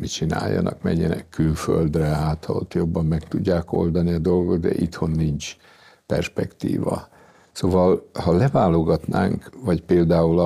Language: Hungarian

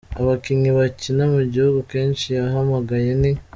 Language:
Kinyarwanda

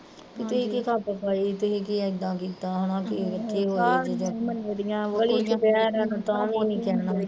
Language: Punjabi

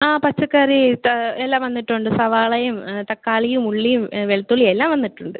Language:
Malayalam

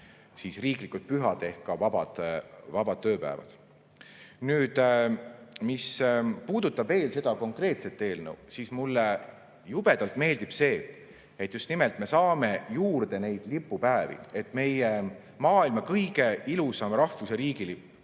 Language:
Estonian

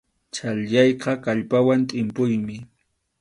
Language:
Arequipa-La Unión Quechua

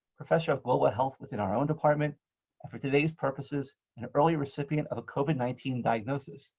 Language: English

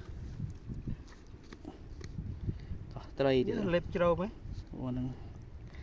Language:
Vietnamese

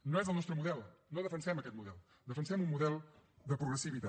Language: Catalan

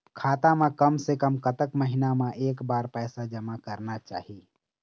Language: Chhattisgarhi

